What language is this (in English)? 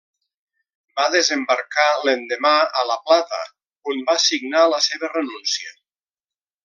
Catalan